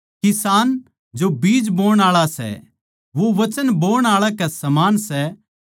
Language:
Haryanvi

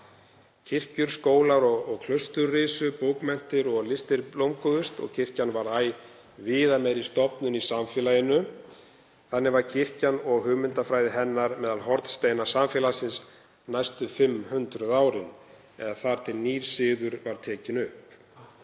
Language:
Icelandic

